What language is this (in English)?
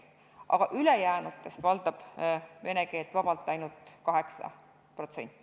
Estonian